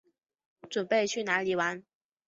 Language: Chinese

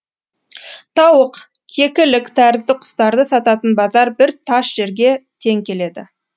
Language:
Kazakh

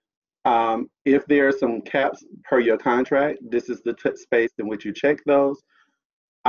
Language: English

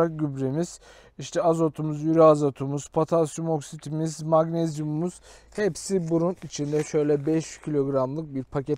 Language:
Turkish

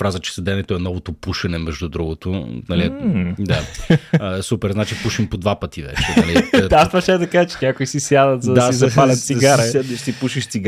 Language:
Bulgarian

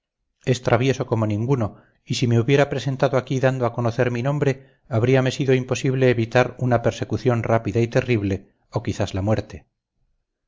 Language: Spanish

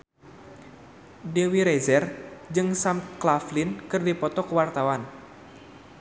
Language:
Sundanese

